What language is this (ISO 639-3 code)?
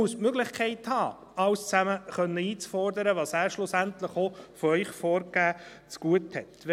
gsw